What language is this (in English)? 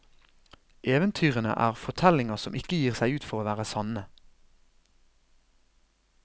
Norwegian